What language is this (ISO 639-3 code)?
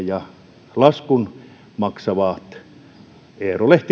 fin